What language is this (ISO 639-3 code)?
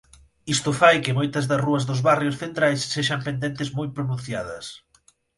glg